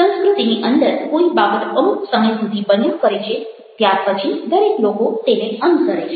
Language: Gujarati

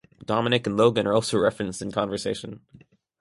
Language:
English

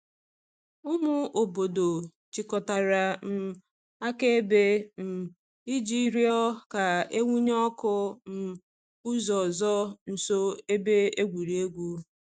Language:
Igbo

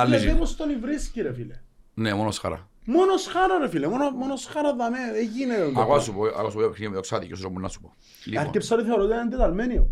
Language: Greek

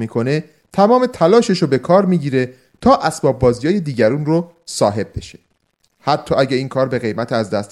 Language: Persian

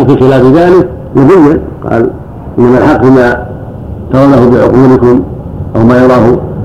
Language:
Arabic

